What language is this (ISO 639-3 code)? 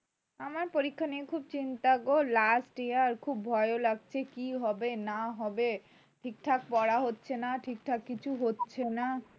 ben